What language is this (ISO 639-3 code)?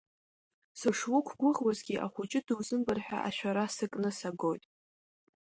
abk